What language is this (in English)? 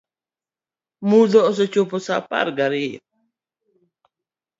Luo (Kenya and Tanzania)